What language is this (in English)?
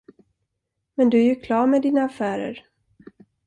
Swedish